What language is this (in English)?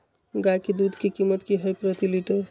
Magahi